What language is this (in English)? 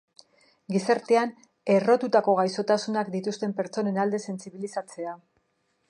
Basque